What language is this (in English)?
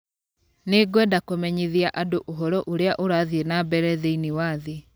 Kikuyu